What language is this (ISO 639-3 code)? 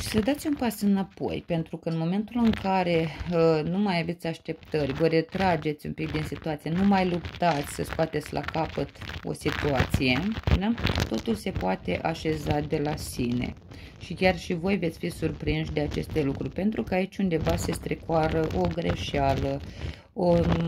ron